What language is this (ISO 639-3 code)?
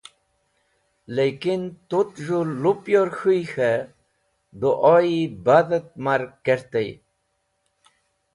wbl